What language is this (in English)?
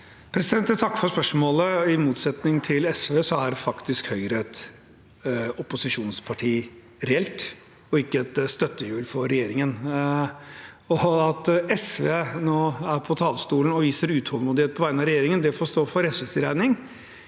Norwegian